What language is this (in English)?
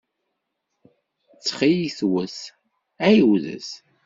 Kabyle